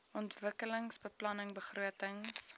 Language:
Afrikaans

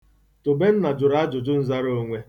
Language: Igbo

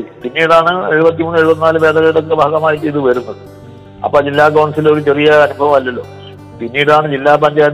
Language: Malayalam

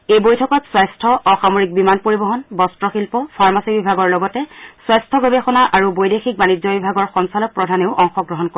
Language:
Assamese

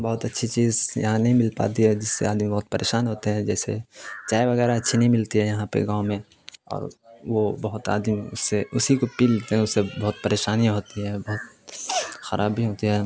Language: Urdu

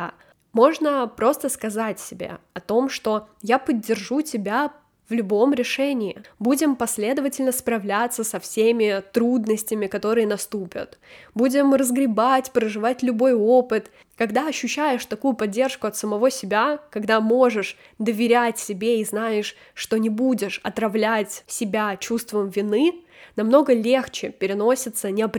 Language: Russian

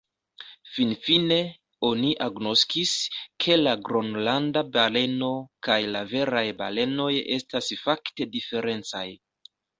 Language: Esperanto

